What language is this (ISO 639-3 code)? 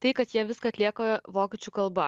lit